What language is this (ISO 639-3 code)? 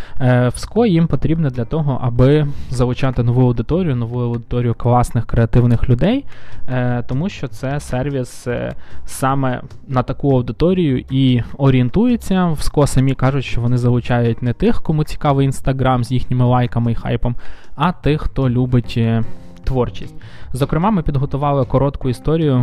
ukr